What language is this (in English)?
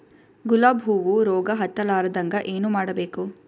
Kannada